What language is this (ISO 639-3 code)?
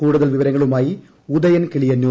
mal